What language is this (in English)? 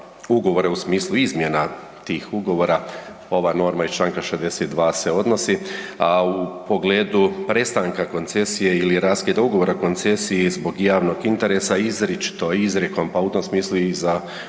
Croatian